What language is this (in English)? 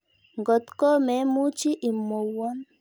Kalenjin